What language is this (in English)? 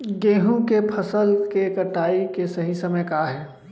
Chhattisgarhi